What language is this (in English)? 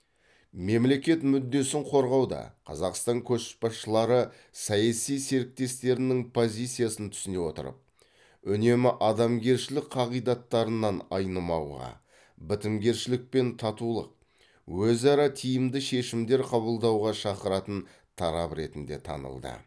Kazakh